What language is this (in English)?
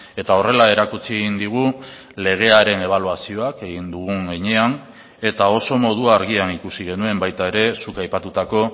Basque